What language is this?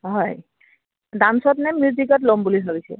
Assamese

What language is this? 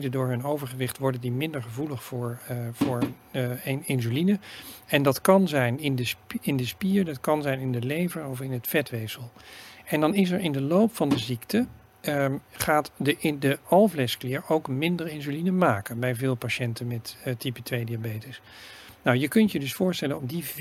Dutch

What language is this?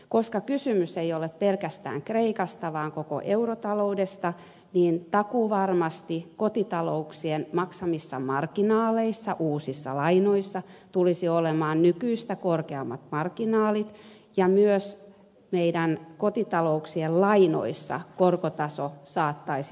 Finnish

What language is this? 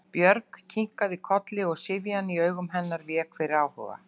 Icelandic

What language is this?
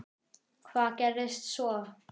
Icelandic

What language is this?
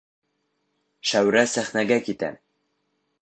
Bashkir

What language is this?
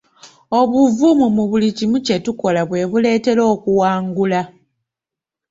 Ganda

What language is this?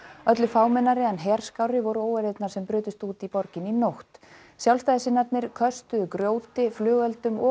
Icelandic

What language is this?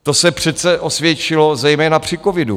Czech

